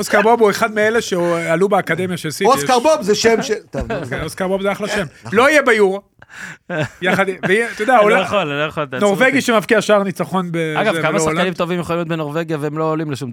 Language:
Hebrew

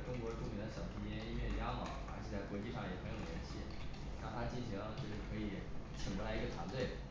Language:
Chinese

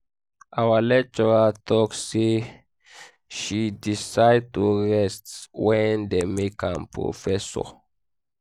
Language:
Nigerian Pidgin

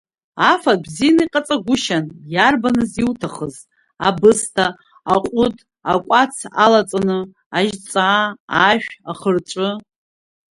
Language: Abkhazian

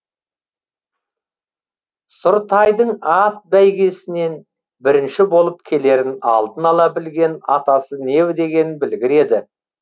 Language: Kazakh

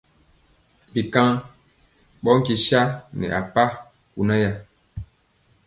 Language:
Mpiemo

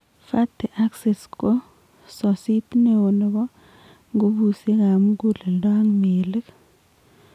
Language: Kalenjin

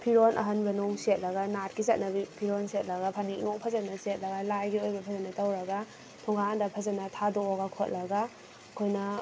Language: Manipuri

